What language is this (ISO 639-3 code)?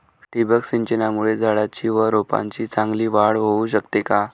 mar